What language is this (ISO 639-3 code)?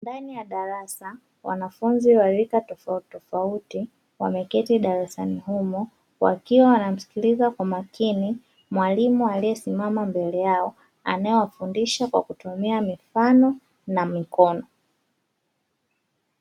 swa